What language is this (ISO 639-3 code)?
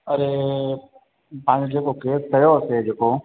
snd